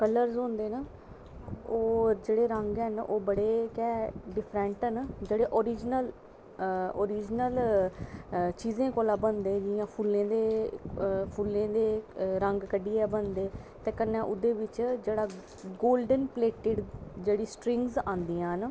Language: Dogri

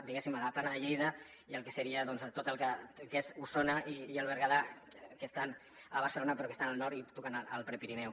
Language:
Catalan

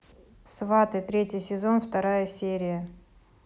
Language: Russian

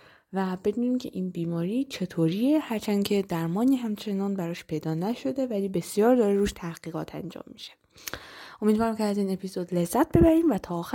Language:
Persian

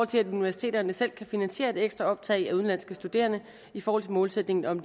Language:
Danish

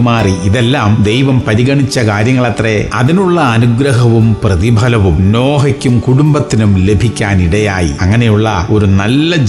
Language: Malayalam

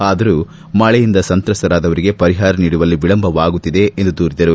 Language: Kannada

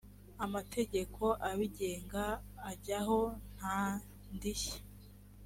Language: Kinyarwanda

